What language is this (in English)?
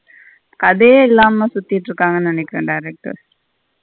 Tamil